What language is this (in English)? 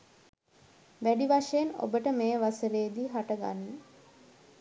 Sinhala